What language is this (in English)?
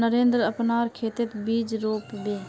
Magahi